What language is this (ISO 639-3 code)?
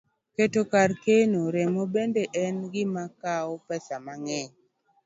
luo